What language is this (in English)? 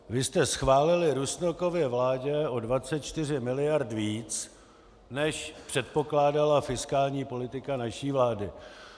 Czech